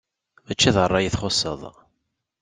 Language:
Kabyle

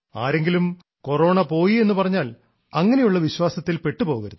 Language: Malayalam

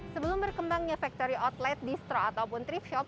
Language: Indonesian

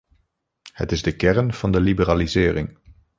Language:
Dutch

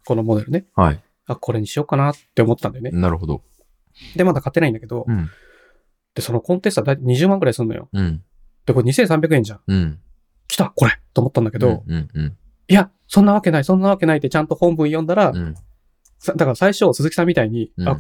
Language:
Japanese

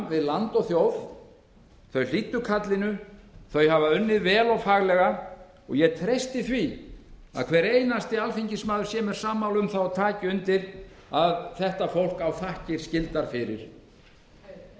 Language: Icelandic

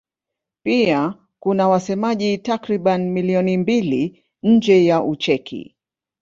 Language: Swahili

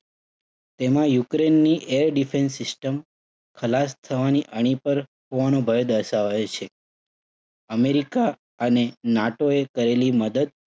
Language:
Gujarati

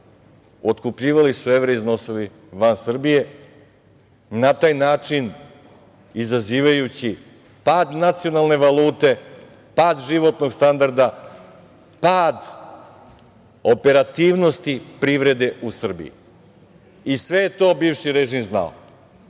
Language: Serbian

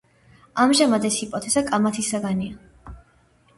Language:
Georgian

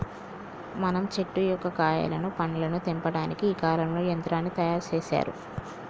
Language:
Telugu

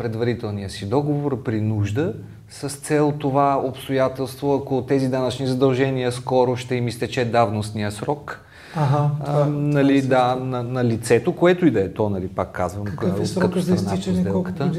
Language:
Bulgarian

